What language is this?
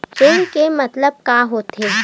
Chhattisgarhi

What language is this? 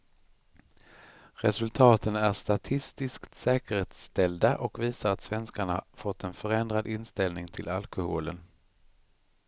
Swedish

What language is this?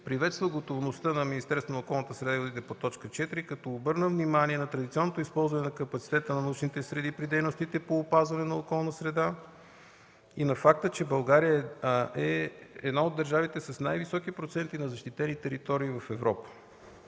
Bulgarian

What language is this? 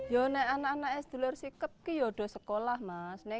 Indonesian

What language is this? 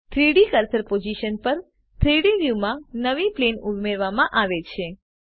Gujarati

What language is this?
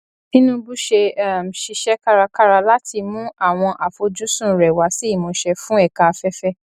Yoruba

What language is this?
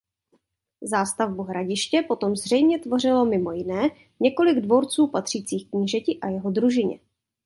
Czech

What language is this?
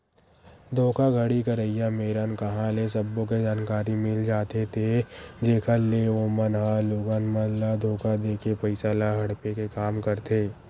Chhattisgarhi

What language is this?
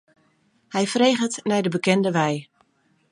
Western Frisian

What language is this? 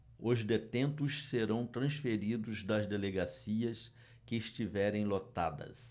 Portuguese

